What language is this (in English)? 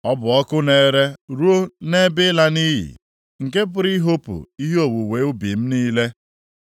Igbo